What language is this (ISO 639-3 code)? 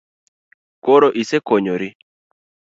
luo